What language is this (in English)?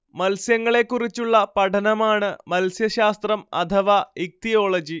Malayalam